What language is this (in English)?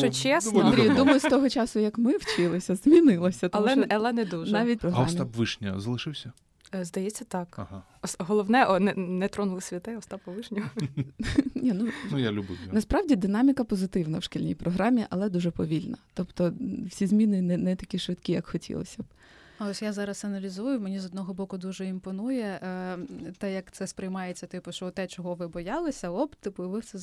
Ukrainian